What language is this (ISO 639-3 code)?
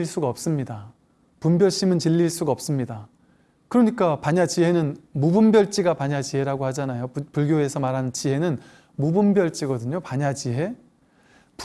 kor